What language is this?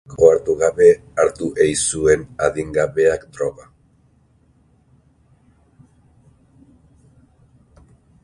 Basque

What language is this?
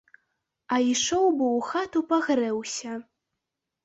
Belarusian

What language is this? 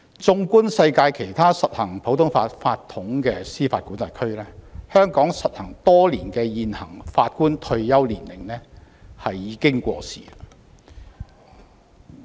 Cantonese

